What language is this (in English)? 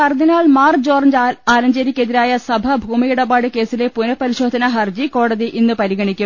Malayalam